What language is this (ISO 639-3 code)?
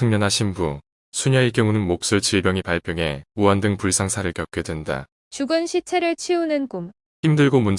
kor